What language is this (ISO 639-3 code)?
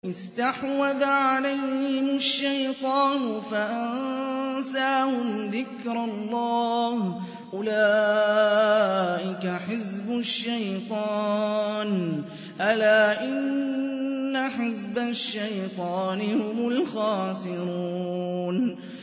ara